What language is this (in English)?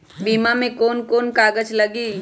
Magahi